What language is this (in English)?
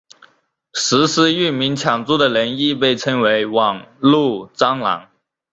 Chinese